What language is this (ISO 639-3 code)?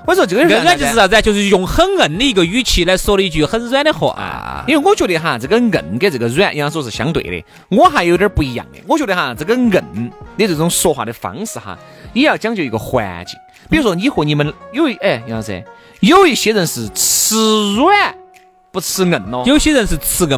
zho